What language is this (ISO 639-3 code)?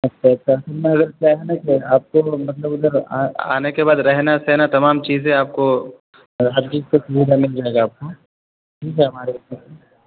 urd